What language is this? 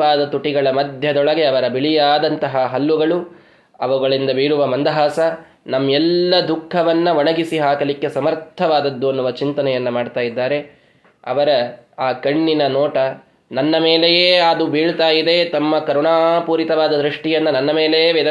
Kannada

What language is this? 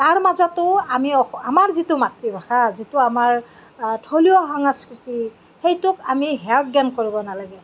Assamese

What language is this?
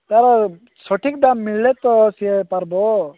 Odia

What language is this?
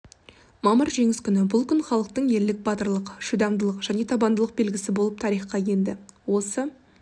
Kazakh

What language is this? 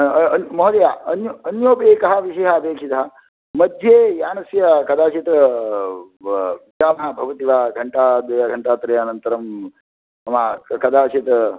Sanskrit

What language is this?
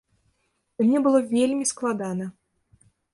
Belarusian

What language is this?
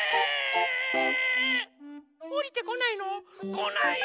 Japanese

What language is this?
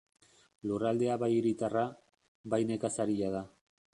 Basque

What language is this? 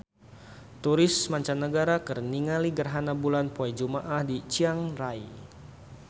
Sundanese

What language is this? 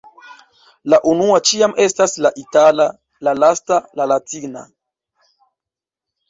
Esperanto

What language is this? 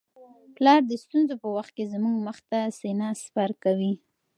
Pashto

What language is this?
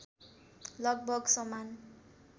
Nepali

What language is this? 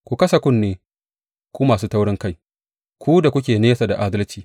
Hausa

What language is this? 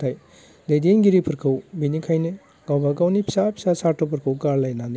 Bodo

